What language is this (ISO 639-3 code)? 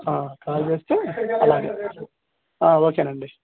tel